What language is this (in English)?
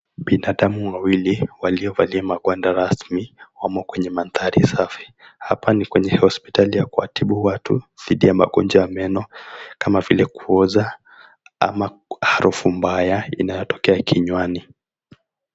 Swahili